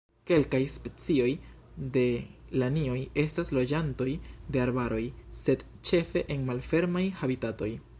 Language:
Esperanto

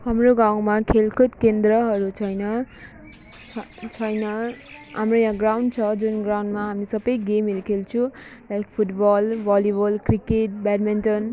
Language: Nepali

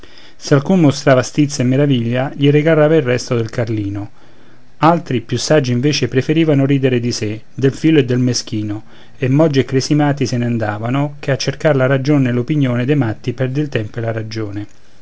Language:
Italian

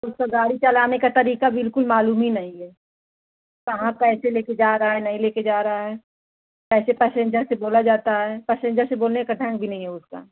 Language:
Hindi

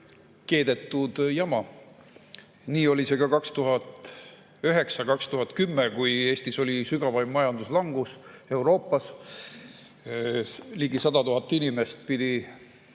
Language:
Estonian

